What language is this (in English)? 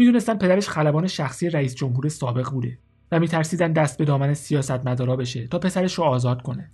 Persian